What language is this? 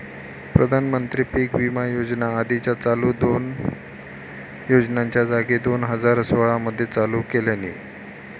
Marathi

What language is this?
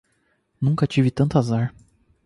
Portuguese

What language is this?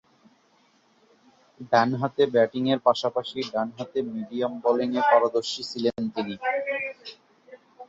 Bangla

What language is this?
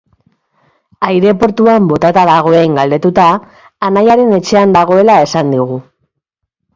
Basque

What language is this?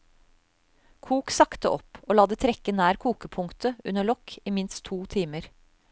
Norwegian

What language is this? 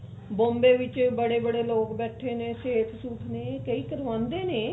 Punjabi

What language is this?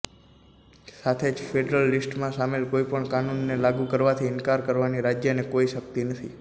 Gujarati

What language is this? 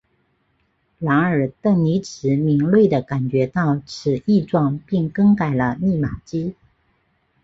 Chinese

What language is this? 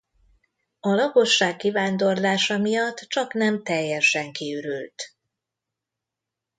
Hungarian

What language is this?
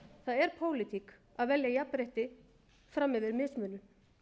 Icelandic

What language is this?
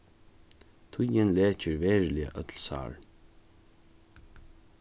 Faroese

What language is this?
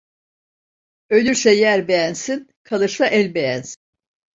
Turkish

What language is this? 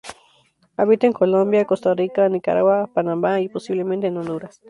Spanish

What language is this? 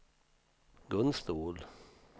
Swedish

